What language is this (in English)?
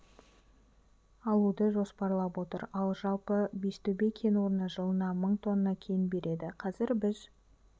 Kazakh